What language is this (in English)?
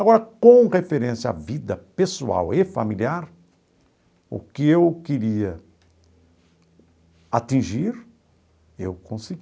Portuguese